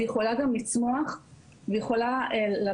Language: Hebrew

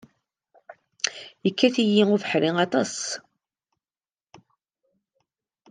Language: Kabyle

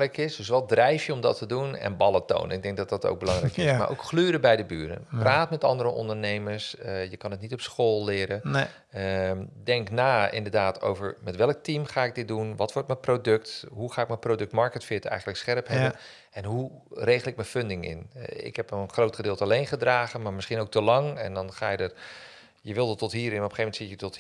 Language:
Dutch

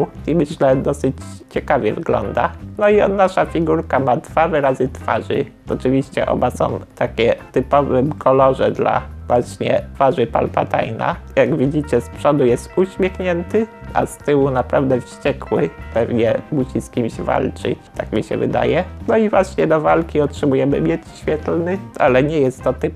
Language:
Polish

